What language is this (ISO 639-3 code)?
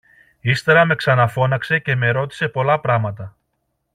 ell